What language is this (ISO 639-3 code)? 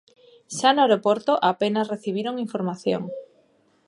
glg